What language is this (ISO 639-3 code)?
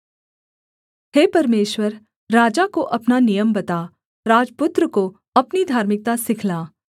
hin